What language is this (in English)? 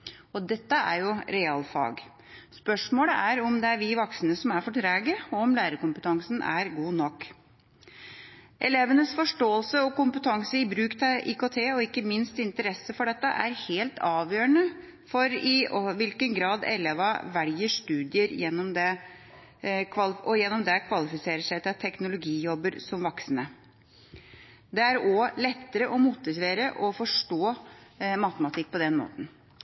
Norwegian Bokmål